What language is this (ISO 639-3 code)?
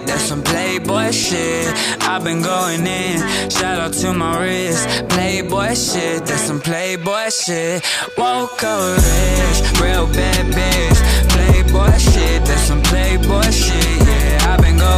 zho